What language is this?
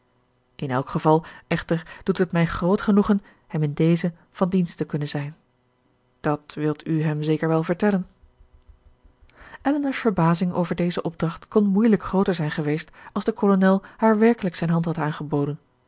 Dutch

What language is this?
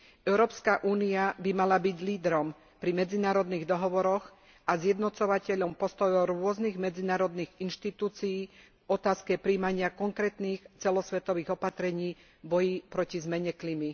Slovak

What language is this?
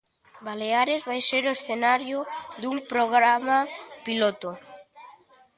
Galician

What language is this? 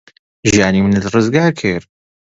Central Kurdish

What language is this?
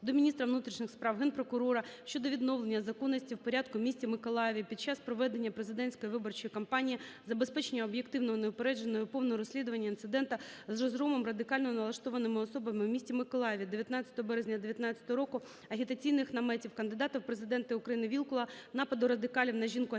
Ukrainian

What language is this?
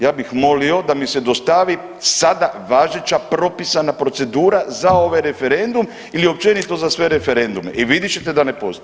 Croatian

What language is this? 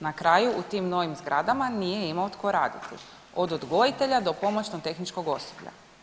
Croatian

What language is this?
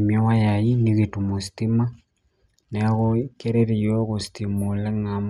Masai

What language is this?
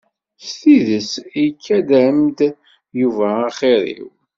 Kabyle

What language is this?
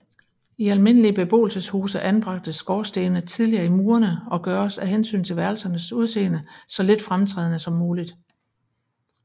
Danish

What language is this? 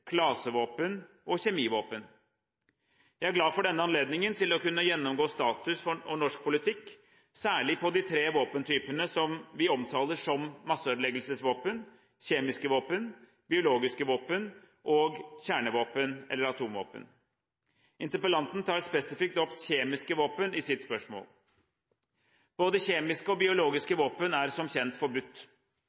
Norwegian Bokmål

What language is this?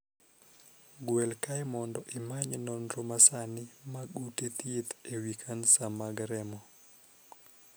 Luo (Kenya and Tanzania)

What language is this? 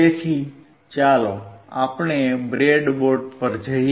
Gujarati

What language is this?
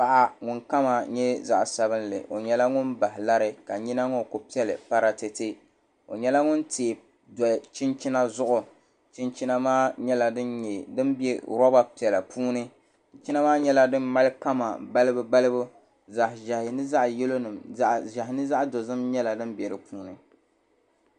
Dagbani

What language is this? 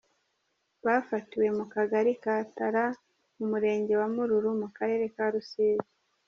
Kinyarwanda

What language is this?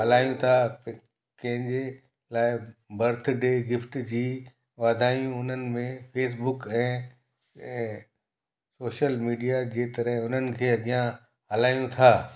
Sindhi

